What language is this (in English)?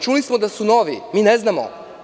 Serbian